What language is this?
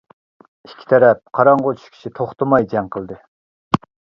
Uyghur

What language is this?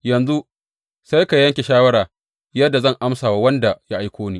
Hausa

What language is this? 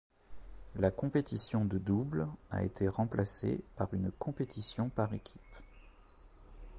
French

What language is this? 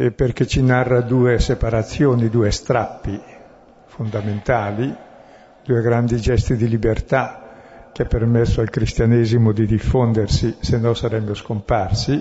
Italian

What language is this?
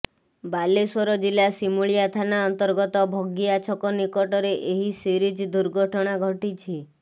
Odia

